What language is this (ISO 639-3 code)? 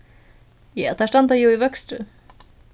fao